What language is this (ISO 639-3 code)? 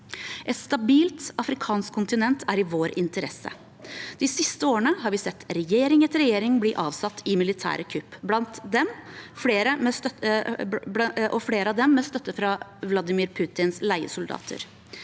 nor